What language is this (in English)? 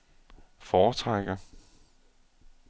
Danish